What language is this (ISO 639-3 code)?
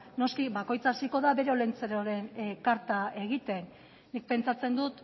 eus